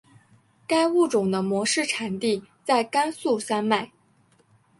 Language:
Chinese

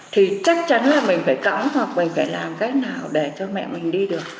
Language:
Vietnamese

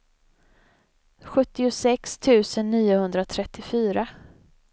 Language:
Swedish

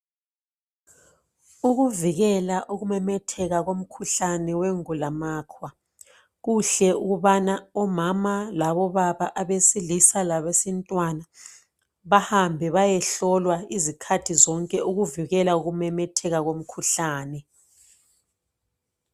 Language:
North Ndebele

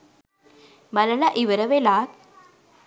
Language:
Sinhala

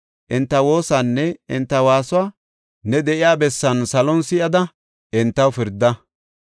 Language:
Gofa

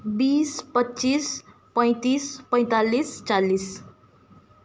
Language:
Nepali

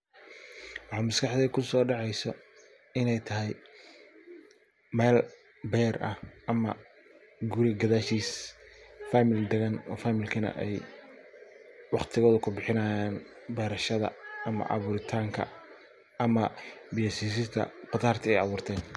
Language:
Somali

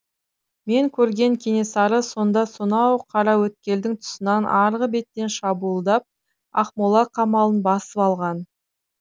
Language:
Kazakh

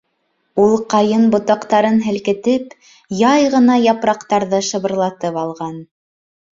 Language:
Bashkir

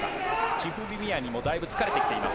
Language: Japanese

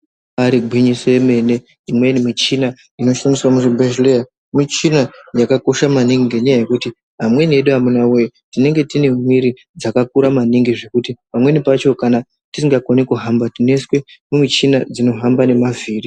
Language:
Ndau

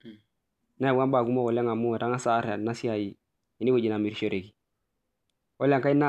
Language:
Masai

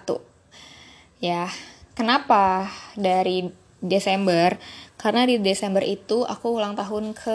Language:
Indonesian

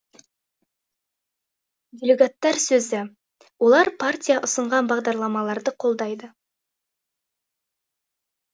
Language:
Kazakh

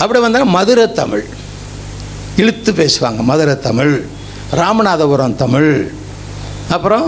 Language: Tamil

